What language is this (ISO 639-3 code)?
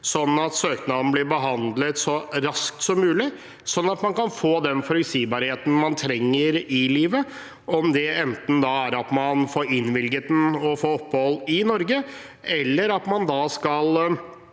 nor